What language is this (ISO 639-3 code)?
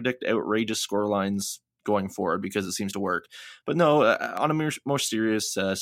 eng